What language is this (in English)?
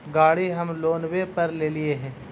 Magahi